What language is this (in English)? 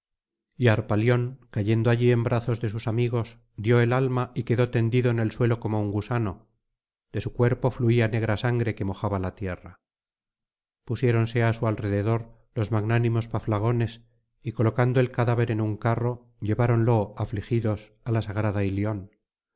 Spanish